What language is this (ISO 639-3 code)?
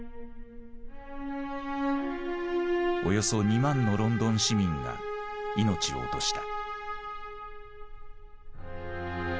jpn